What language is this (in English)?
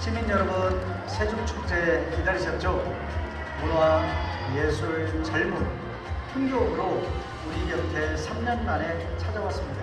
Korean